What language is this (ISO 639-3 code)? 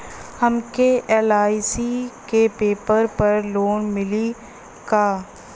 bho